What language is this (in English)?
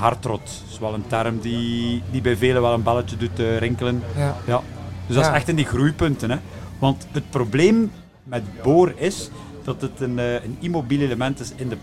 Dutch